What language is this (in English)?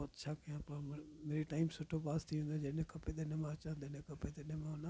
Sindhi